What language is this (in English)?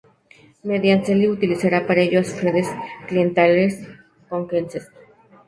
Spanish